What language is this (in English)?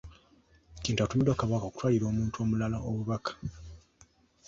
Ganda